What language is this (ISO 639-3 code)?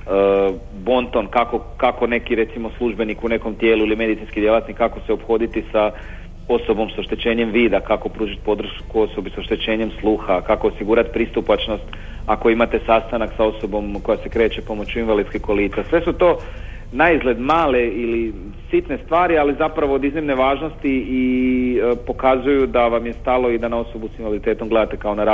hrv